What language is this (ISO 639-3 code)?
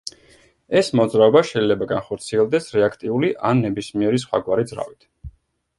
kat